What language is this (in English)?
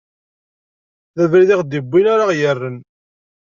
Kabyle